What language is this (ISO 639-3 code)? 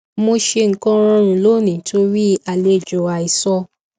yor